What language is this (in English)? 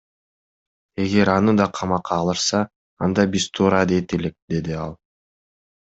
Kyrgyz